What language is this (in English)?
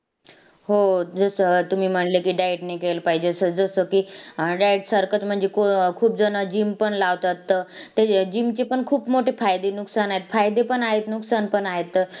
Marathi